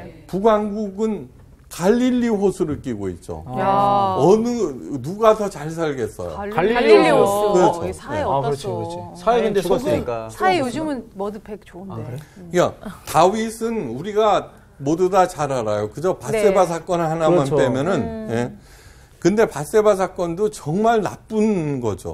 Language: Korean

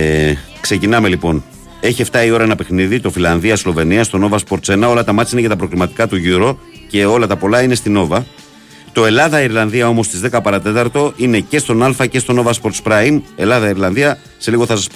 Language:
Greek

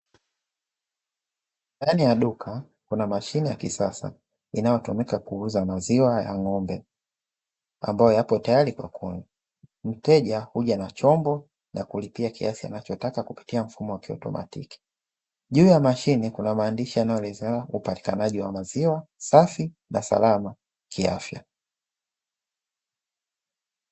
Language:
Swahili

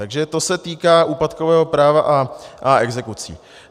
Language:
Czech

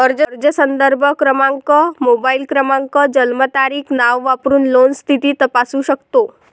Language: Marathi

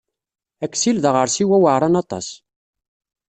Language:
Kabyle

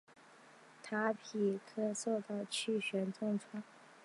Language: Chinese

